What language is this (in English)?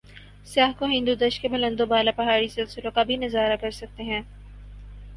Urdu